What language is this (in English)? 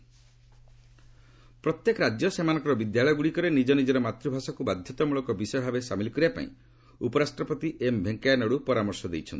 Odia